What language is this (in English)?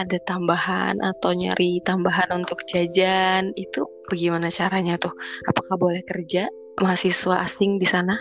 Indonesian